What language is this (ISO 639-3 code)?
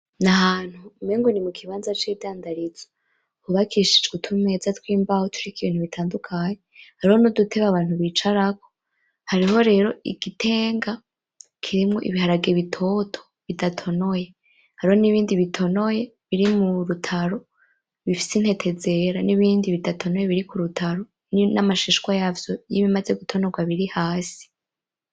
run